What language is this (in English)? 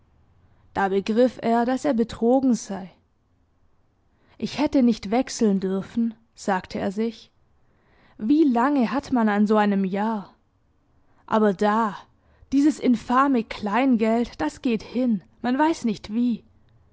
German